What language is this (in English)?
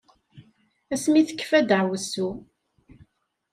Kabyle